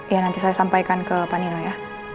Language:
Indonesian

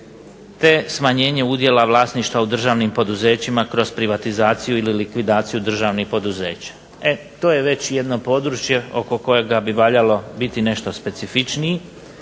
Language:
Croatian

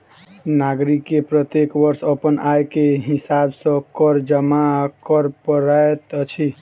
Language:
Maithili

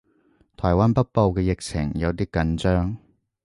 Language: Cantonese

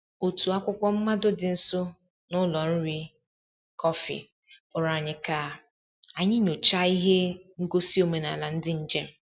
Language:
Igbo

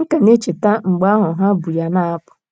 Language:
Igbo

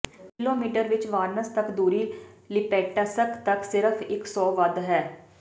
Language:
Punjabi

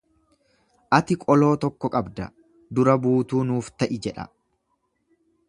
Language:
Oromo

